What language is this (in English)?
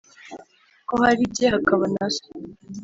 Kinyarwanda